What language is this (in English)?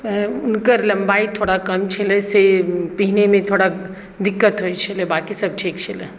Maithili